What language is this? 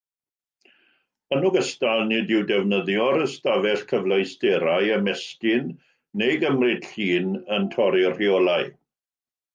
Welsh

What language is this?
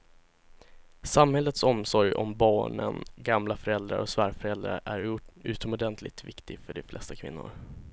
Swedish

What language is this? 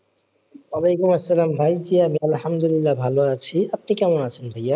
Bangla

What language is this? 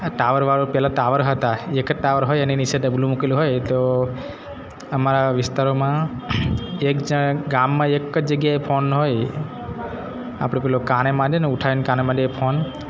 Gujarati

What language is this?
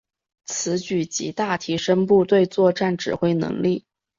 Chinese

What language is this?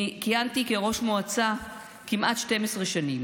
Hebrew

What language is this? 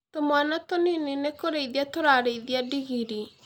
Kikuyu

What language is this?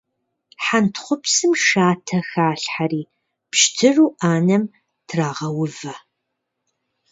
Kabardian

